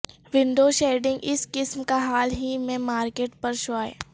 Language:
Urdu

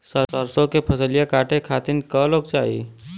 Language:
Bhojpuri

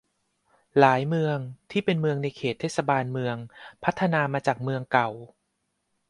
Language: Thai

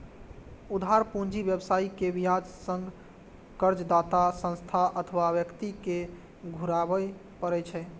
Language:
Maithili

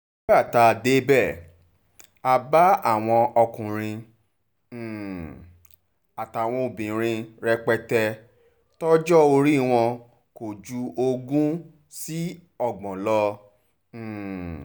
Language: Yoruba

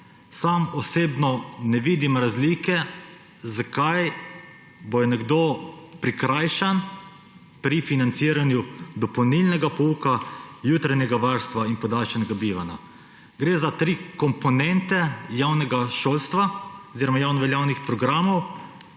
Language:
Slovenian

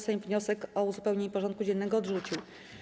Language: Polish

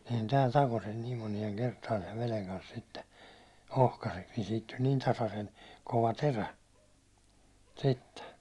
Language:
Finnish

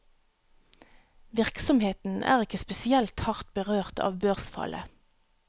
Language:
Norwegian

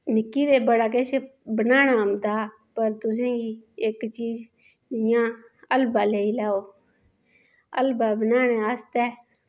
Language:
Dogri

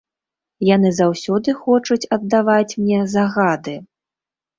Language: Belarusian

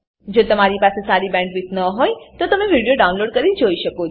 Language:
Gujarati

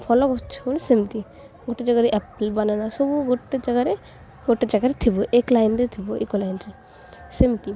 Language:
Odia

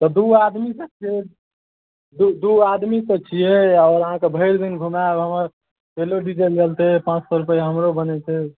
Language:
Maithili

